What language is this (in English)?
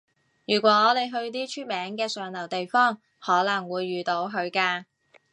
Cantonese